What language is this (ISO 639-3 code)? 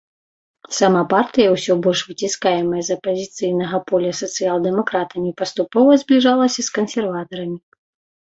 bel